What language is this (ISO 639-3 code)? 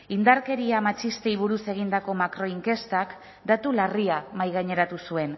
eus